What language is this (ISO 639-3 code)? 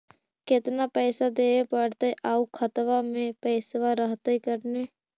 mag